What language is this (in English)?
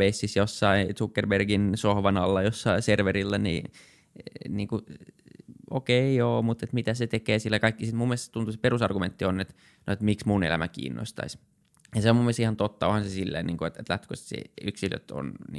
Finnish